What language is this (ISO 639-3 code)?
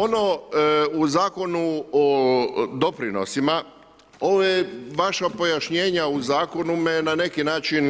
hrv